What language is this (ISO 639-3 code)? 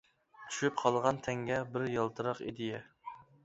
uig